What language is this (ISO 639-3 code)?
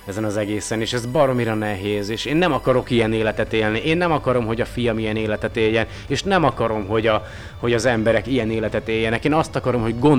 hun